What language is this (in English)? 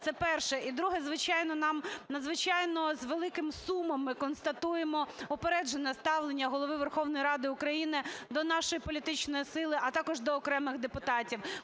Ukrainian